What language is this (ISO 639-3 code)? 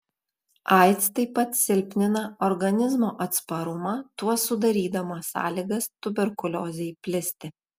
lit